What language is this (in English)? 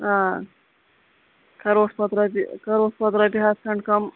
Kashmiri